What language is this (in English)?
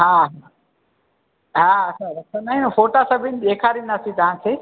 Sindhi